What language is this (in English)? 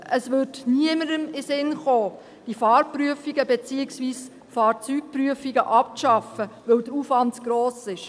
Swiss German